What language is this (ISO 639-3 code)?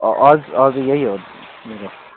nep